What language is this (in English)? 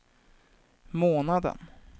Swedish